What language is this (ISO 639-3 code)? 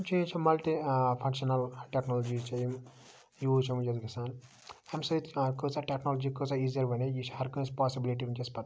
kas